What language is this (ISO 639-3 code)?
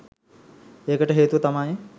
sin